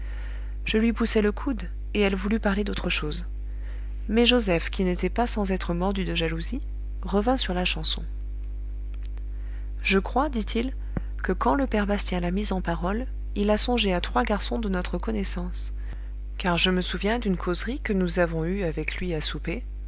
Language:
French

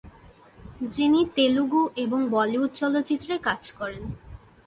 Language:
Bangla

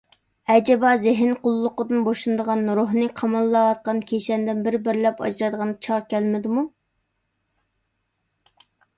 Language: Uyghur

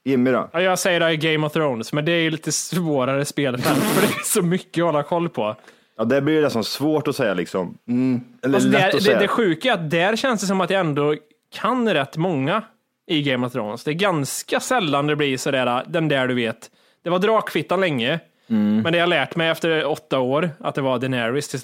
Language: Swedish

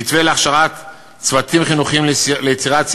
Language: Hebrew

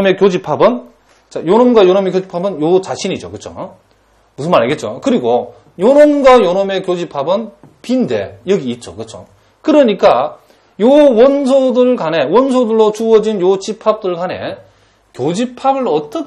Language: Korean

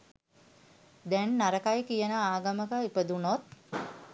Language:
Sinhala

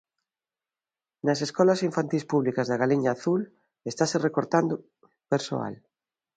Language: Galician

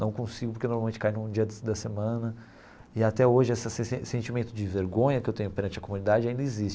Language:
Portuguese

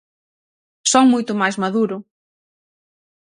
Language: Galician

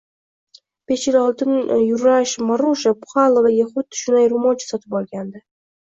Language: Uzbek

